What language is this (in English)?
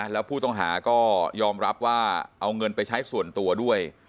Thai